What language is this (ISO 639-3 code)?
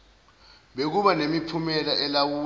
zul